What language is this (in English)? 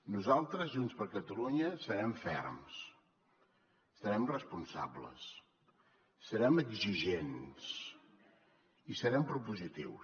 Catalan